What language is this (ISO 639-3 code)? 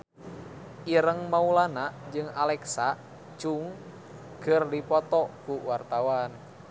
sun